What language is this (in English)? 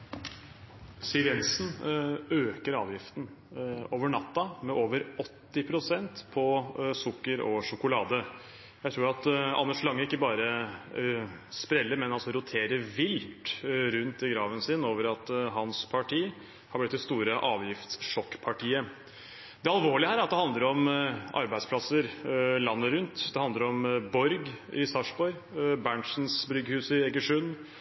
Norwegian Bokmål